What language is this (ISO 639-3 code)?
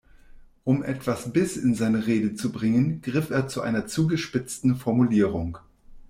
deu